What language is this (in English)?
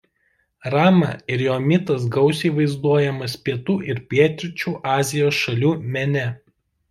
Lithuanian